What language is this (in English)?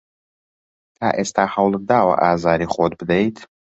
Central Kurdish